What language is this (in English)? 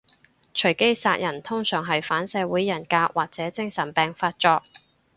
Cantonese